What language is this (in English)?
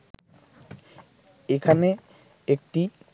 Bangla